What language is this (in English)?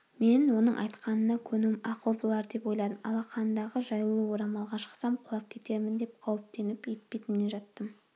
Kazakh